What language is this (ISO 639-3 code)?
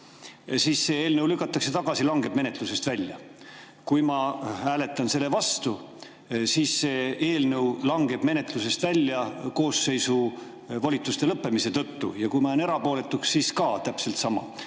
est